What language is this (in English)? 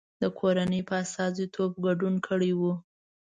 Pashto